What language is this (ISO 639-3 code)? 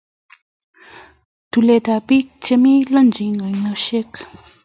kln